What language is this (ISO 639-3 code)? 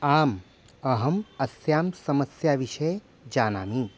san